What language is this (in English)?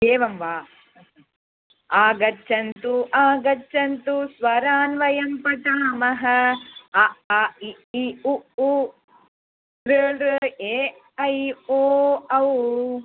Sanskrit